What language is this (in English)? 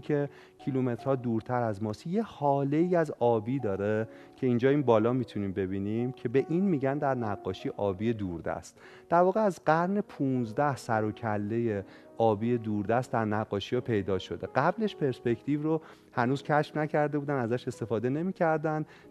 Persian